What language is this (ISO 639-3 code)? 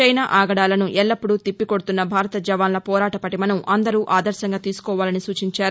tel